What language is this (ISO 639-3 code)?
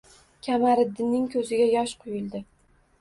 uzb